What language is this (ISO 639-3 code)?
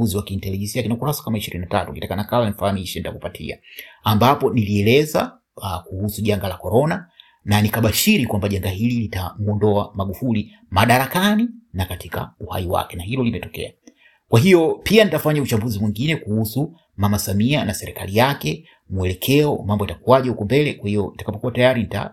swa